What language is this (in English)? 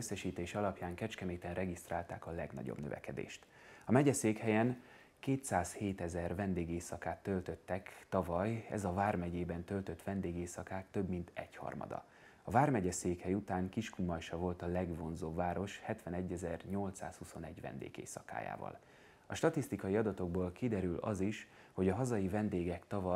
Hungarian